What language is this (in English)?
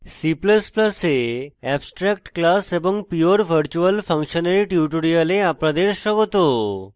Bangla